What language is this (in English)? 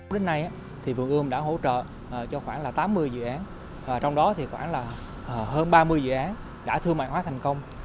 Vietnamese